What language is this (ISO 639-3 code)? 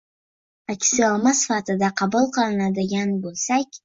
uzb